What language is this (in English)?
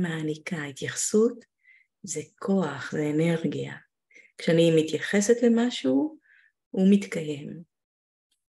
Hebrew